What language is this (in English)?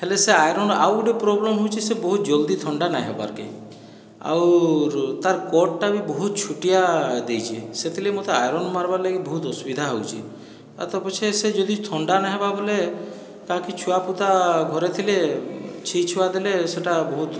Odia